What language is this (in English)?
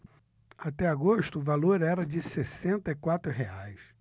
Portuguese